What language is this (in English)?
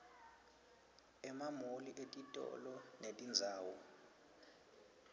Swati